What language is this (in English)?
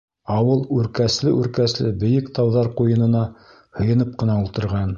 Bashkir